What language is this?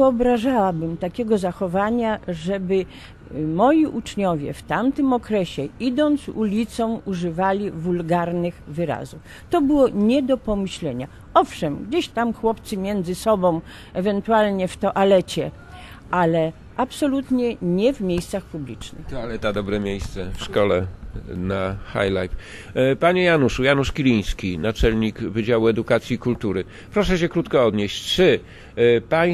Polish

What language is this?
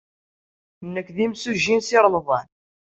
Kabyle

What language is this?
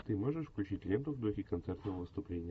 Russian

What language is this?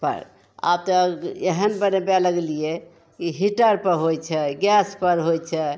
Maithili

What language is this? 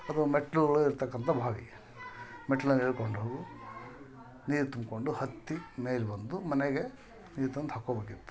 Kannada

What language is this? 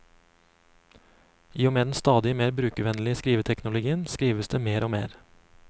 Norwegian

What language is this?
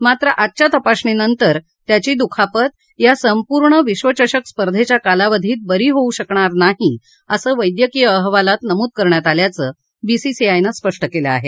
Marathi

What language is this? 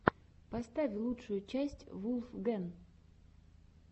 Russian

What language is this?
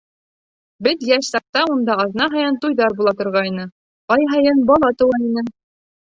Bashkir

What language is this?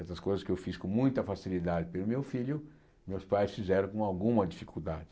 Portuguese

